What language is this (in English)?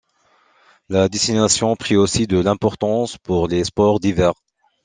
French